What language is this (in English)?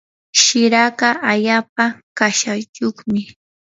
Yanahuanca Pasco Quechua